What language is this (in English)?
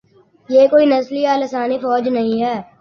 Urdu